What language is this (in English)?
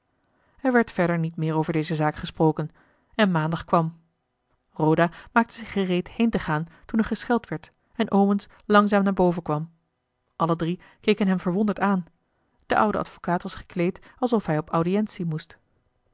Dutch